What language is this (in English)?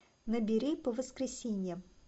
Russian